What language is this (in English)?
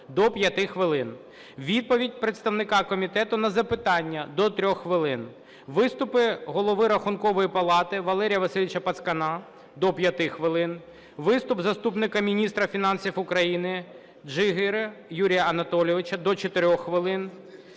Ukrainian